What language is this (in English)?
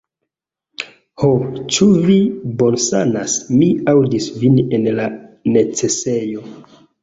Esperanto